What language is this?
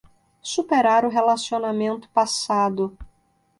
Portuguese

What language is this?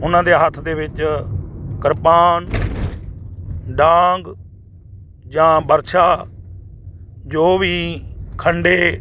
Punjabi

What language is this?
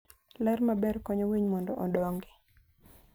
Luo (Kenya and Tanzania)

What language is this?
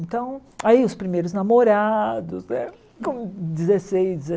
Portuguese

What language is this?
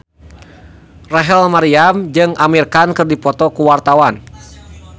Sundanese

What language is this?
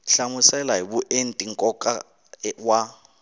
Tsonga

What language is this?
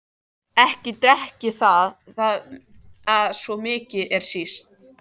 Icelandic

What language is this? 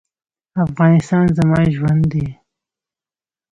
Pashto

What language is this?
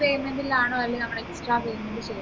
Malayalam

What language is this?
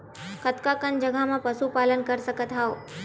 Chhattisgarhi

